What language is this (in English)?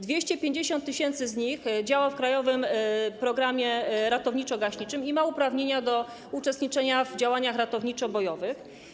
Polish